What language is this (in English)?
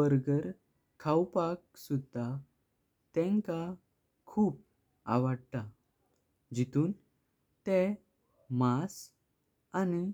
Konkani